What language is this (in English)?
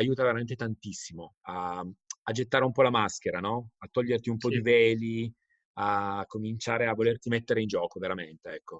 Italian